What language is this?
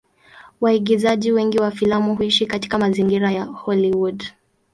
Swahili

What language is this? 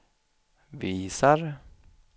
Swedish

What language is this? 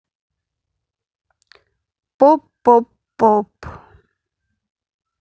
Russian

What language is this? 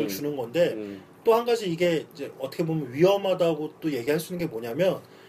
Korean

